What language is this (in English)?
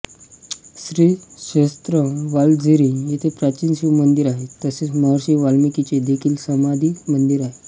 Marathi